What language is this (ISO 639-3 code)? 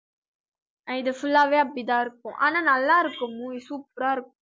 tam